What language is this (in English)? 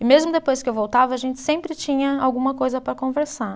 Portuguese